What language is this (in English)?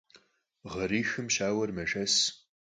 Kabardian